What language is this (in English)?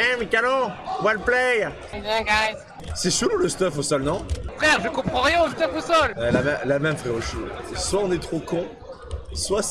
French